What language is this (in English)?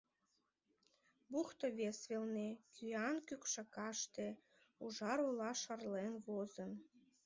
Mari